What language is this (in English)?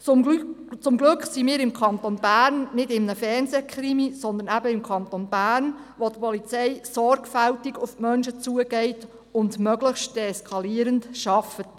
Swiss German